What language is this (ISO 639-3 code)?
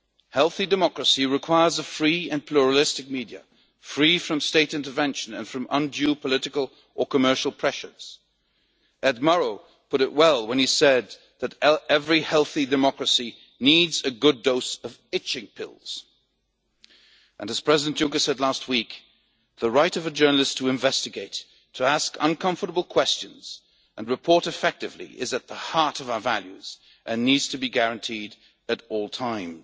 eng